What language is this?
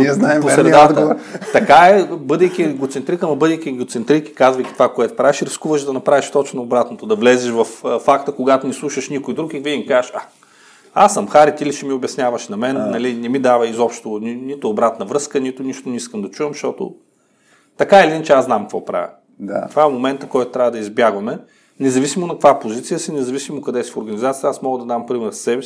Bulgarian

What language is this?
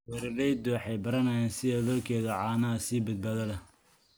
Somali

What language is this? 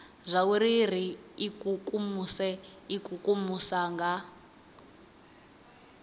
Venda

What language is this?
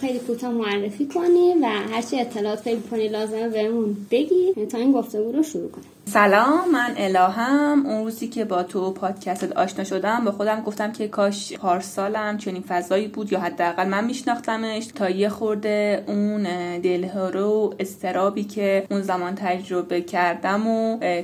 Persian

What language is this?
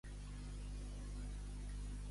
Catalan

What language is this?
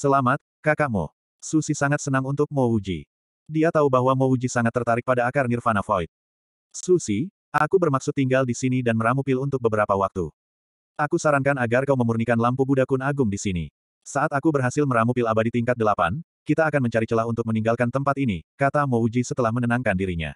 Indonesian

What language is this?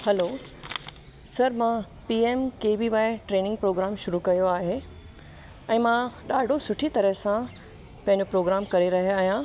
Sindhi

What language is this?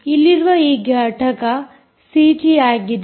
Kannada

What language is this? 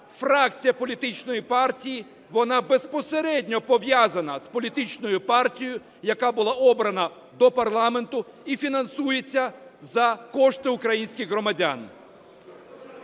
Ukrainian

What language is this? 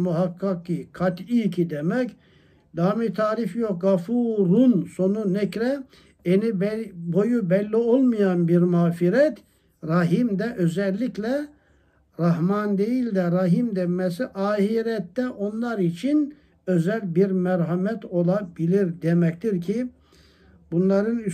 Turkish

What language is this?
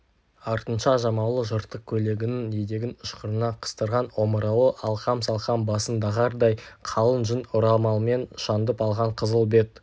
Kazakh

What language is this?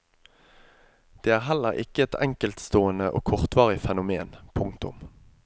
Norwegian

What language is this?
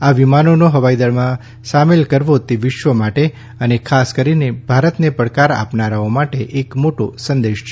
Gujarati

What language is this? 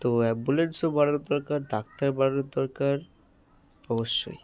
Bangla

